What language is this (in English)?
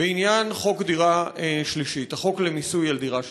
Hebrew